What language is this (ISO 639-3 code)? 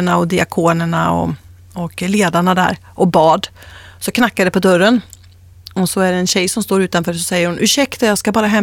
swe